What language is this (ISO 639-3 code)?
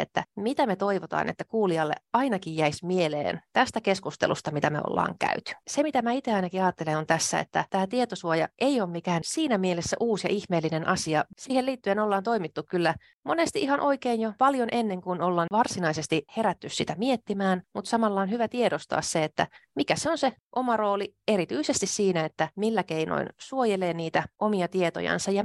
fin